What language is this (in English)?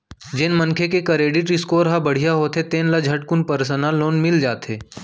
Chhattisgarhi